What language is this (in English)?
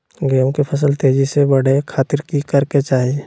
Magahi